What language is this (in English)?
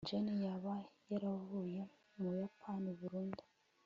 Kinyarwanda